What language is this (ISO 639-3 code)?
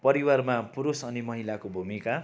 nep